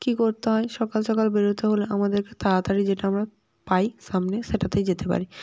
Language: Bangla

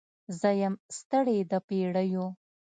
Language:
Pashto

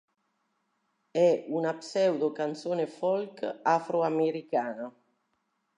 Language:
Italian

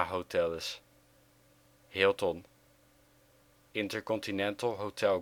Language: Dutch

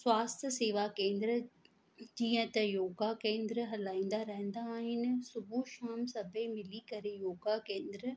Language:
Sindhi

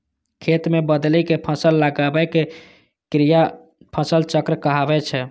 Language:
Maithili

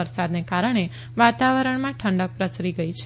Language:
Gujarati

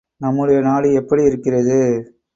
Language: Tamil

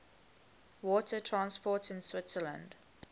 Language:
English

